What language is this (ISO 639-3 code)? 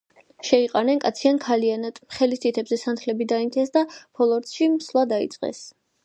kat